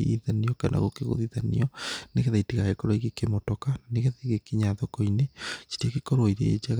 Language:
Kikuyu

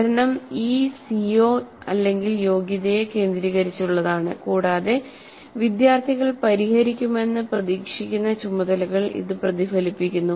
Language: Malayalam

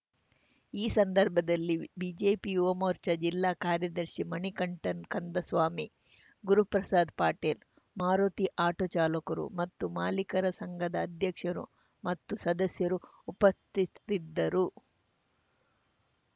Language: Kannada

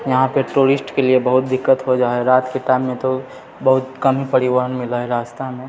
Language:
Maithili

